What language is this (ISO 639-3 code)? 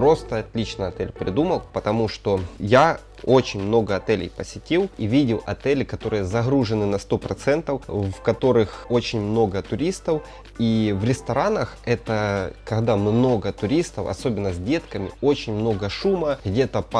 rus